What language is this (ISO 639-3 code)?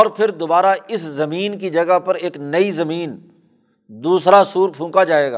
urd